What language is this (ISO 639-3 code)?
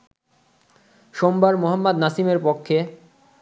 ben